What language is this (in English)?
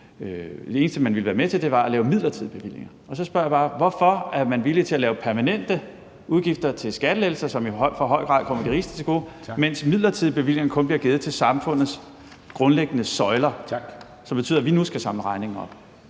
Danish